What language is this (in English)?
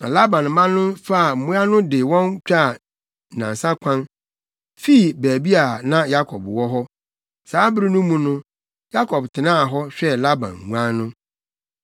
Akan